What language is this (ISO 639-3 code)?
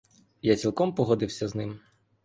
ukr